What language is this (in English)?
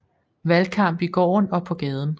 Danish